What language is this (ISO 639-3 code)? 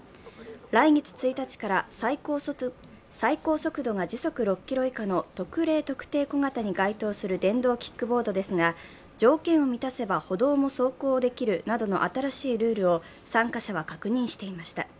jpn